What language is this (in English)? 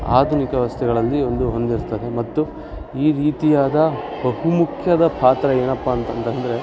Kannada